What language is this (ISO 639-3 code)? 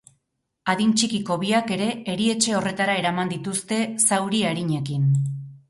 eus